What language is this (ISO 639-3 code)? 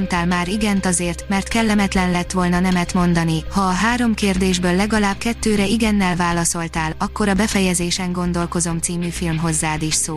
hun